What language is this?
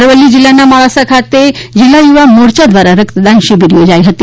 Gujarati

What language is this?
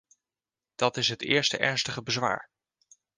Dutch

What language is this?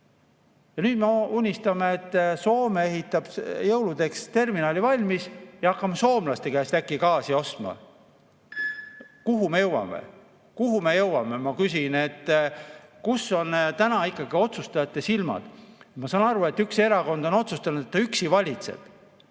Estonian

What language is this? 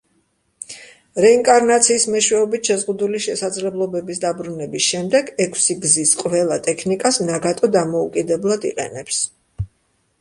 Georgian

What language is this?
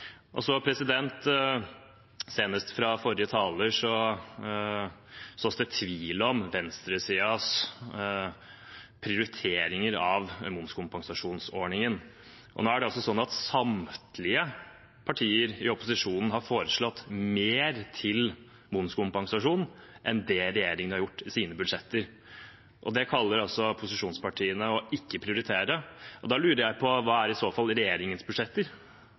Norwegian Bokmål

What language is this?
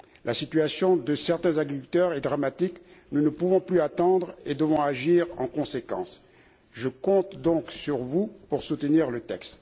French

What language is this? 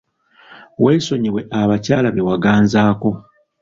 Ganda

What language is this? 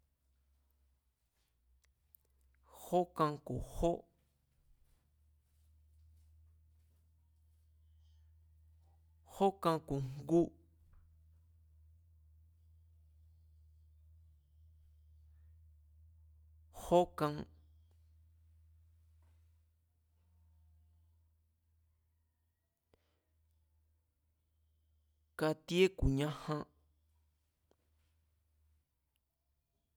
Mazatlán Mazatec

